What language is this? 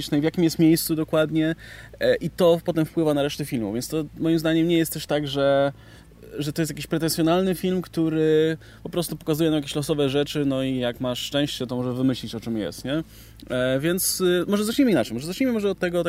Polish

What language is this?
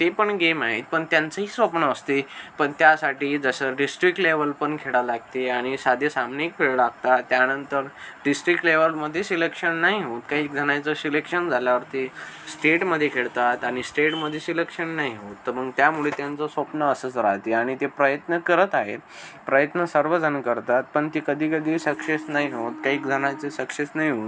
Marathi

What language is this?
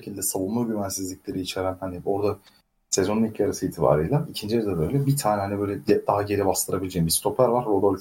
Turkish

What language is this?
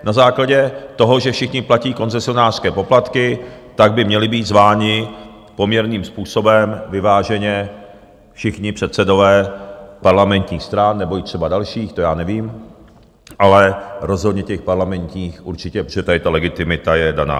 Czech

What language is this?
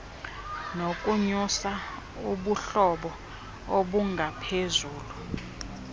Xhosa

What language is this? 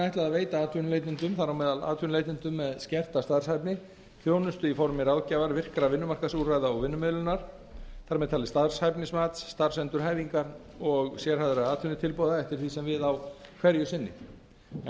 Icelandic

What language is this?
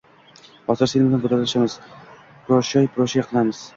Uzbek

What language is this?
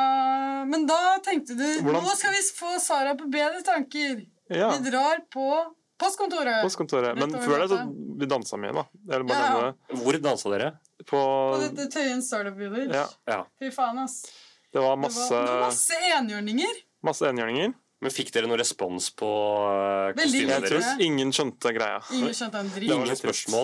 Danish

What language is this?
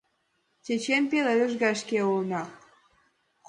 Mari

